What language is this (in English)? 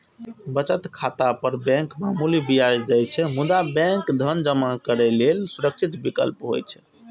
Maithili